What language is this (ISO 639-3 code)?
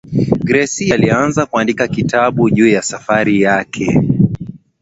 swa